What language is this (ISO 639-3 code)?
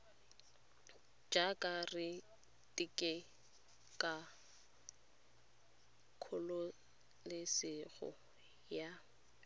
tsn